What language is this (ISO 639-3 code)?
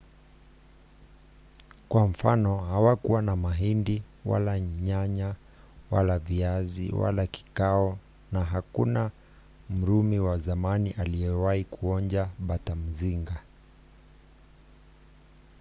swa